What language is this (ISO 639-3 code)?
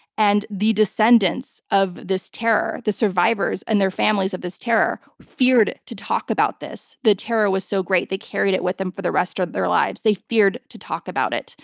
eng